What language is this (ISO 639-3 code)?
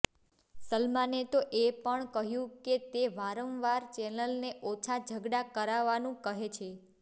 guj